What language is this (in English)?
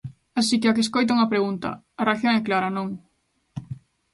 Galician